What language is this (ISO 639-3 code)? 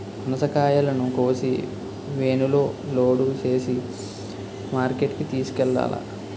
tel